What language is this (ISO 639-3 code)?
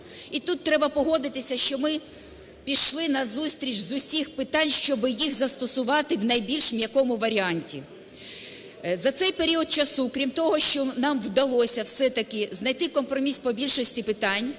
ukr